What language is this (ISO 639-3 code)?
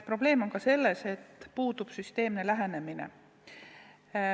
est